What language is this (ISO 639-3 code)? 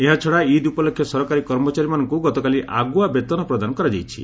ori